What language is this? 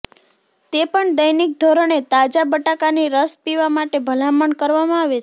Gujarati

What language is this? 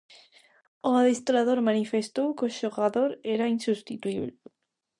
Galician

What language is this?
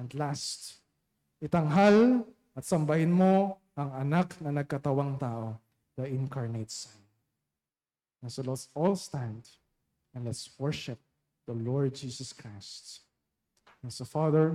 Filipino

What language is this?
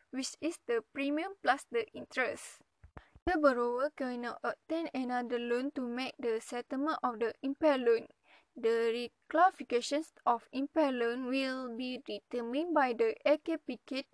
Malay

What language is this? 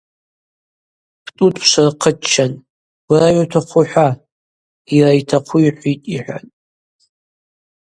Abaza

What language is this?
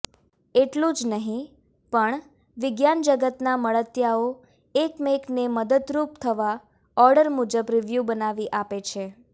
Gujarati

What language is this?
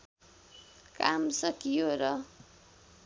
Nepali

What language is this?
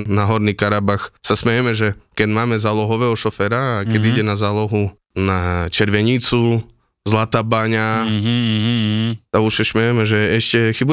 Slovak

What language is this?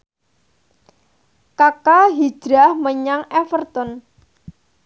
Javanese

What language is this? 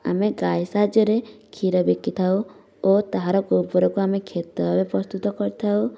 Odia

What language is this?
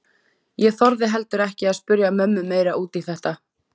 Icelandic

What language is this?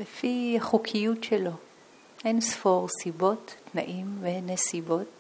Hebrew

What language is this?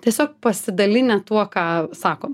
Lithuanian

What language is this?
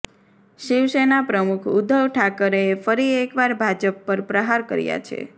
Gujarati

